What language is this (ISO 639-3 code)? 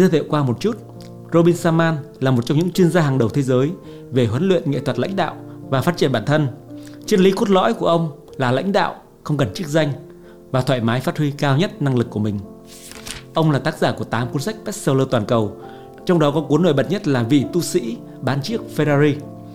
vie